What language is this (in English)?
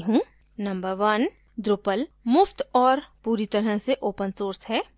Hindi